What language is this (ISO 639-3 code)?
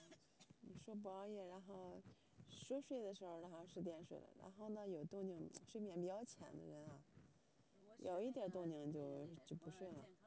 zho